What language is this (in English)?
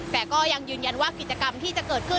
Thai